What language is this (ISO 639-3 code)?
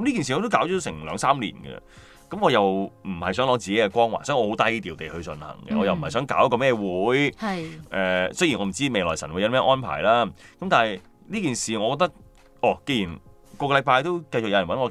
zho